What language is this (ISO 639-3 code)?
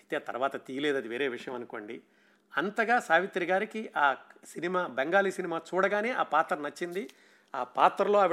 tel